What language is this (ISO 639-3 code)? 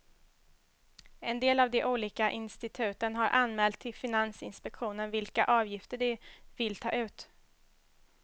swe